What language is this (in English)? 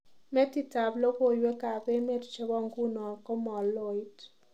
Kalenjin